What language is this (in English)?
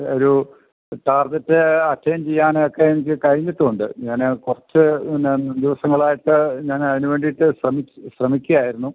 Malayalam